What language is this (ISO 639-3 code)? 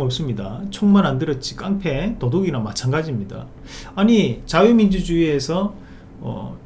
kor